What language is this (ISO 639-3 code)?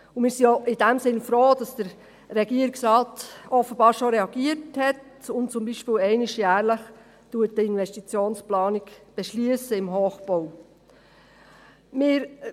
gsw